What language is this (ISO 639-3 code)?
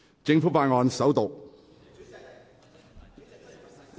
yue